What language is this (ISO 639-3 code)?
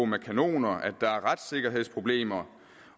dan